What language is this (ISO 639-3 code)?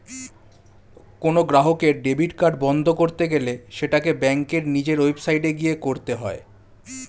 ben